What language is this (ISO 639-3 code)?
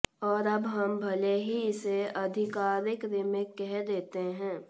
hin